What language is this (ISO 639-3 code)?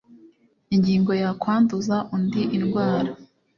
kin